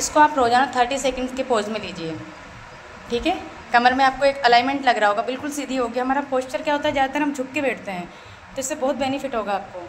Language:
Hindi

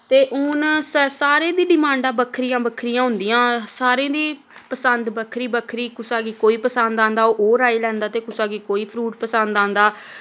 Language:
Dogri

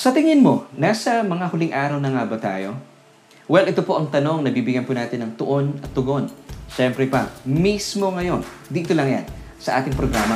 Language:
Filipino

